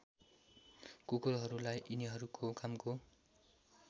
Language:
Nepali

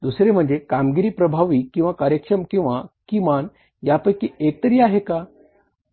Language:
Marathi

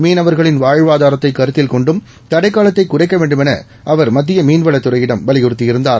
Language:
Tamil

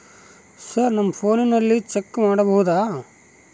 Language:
Kannada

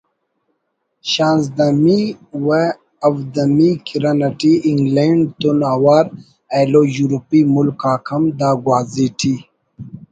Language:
Brahui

